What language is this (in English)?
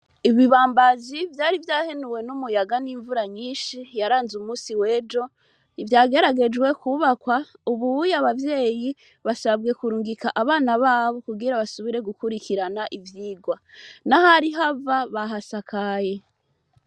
Rundi